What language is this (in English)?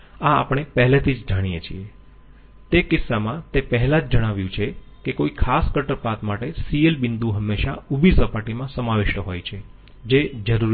Gujarati